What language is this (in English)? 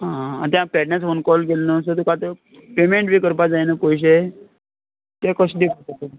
Konkani